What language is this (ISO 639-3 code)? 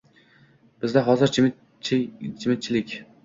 uzb